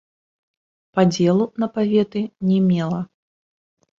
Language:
Belarusian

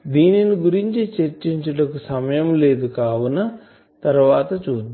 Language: Telugu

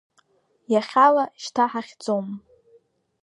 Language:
Abkhazian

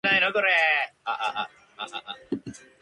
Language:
Japanese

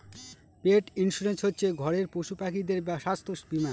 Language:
Bangla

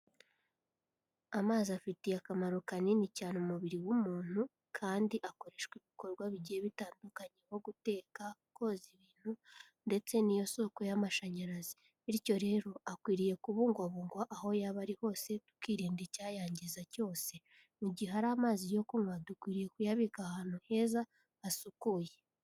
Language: Kinyarwanda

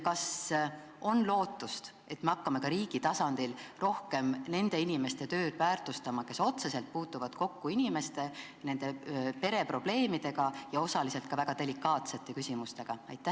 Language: Estonian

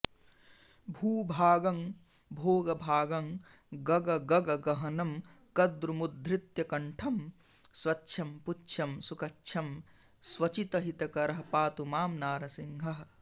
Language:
Sanskrit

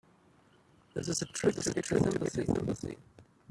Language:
English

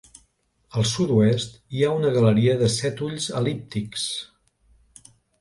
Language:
Catalan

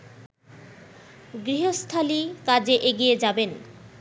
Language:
Bangla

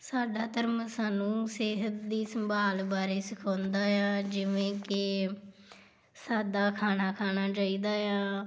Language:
Punjabi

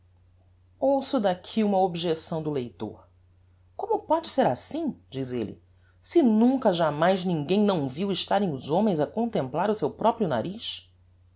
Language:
Portuguese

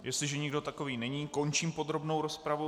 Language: Czech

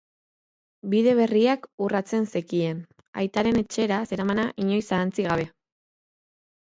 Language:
Basque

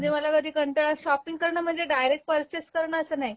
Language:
Marathi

